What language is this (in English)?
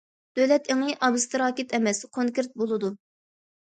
Uyghur